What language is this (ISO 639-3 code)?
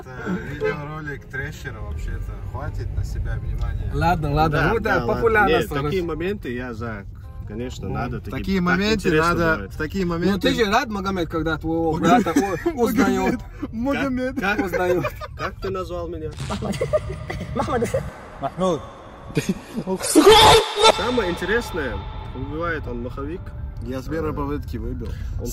rus